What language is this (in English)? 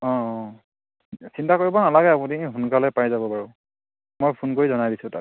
Assamese